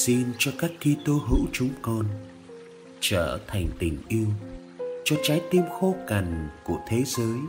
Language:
Vietnamese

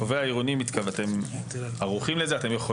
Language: Hebrew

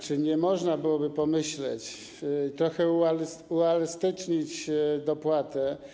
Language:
Polish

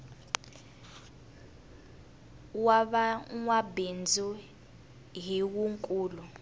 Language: Tsonga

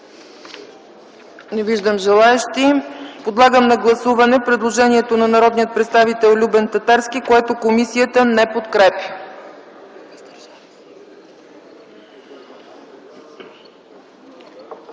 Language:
Bulgarian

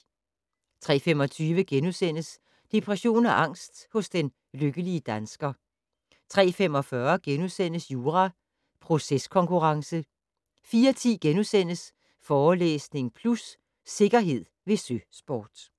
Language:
Danish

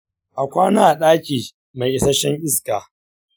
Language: Hausa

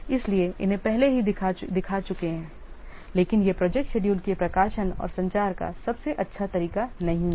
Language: Hindi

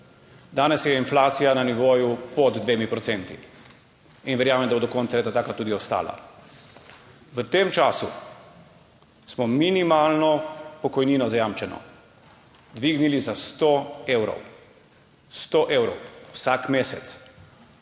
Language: Slovenian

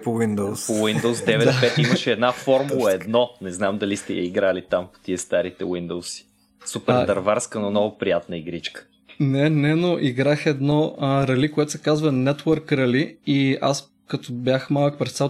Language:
Bulgarian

